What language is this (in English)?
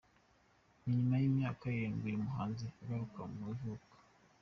Kinyarwanda